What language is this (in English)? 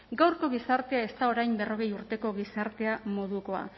Basque